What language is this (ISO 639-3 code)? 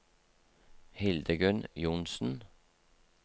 nor